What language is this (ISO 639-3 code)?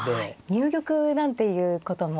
jpn